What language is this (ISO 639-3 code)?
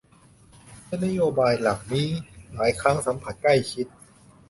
tha